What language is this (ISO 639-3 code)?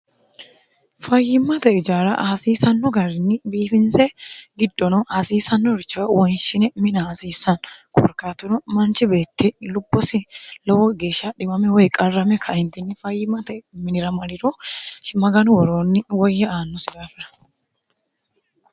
sid